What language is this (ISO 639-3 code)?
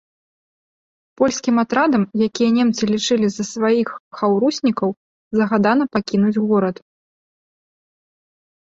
bel